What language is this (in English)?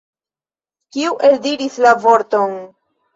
Esperanto